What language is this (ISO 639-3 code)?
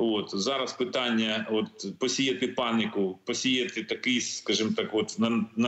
ukr